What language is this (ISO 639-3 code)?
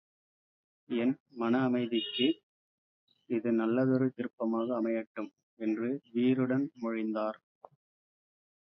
tam